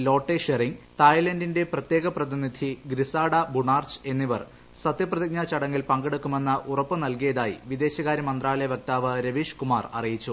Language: Malayalam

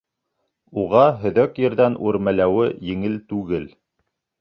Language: Bashkir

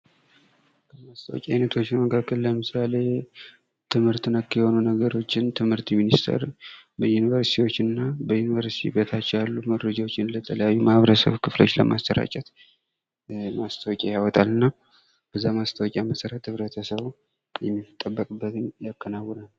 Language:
Amharic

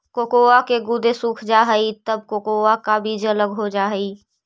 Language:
Magahi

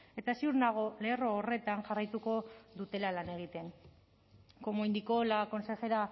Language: Basque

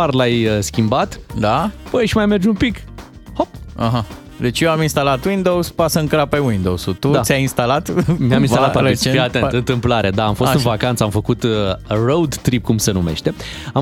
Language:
Romanian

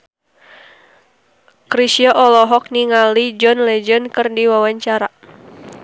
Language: Sundanese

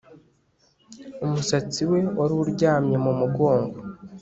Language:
Kinyarwanda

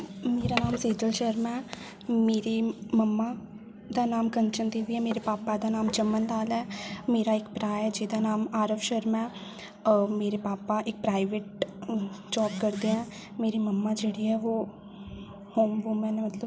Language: Dogri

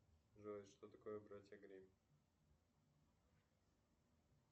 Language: Russian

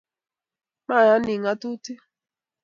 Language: Kalenjin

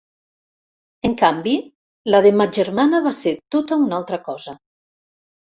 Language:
Catalan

